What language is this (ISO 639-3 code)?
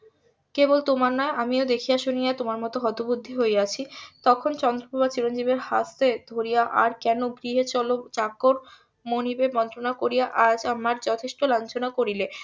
ben